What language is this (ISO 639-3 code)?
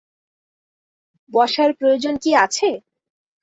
ben